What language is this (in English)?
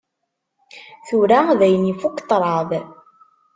Kabyle